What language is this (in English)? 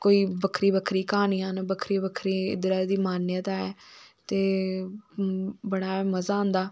Dogri